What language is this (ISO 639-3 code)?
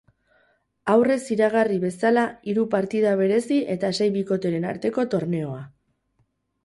eus